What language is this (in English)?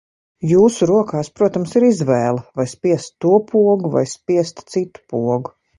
Latvian